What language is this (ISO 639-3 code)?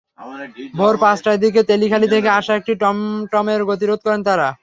ben